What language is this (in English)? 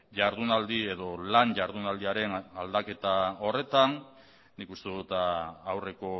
Basque